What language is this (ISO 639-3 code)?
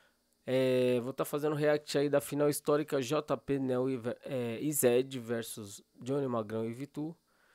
por